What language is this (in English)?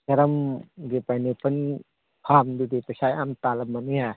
Manipuri